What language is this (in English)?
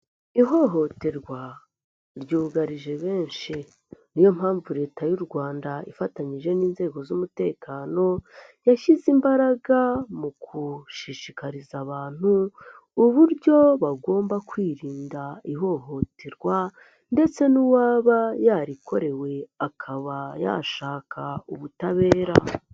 Kinyarwanda